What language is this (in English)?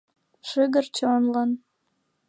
Mari